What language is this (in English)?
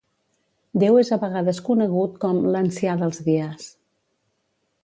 Catalan